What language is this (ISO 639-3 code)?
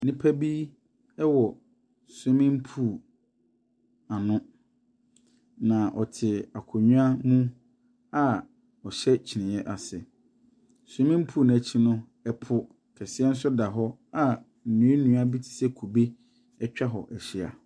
aka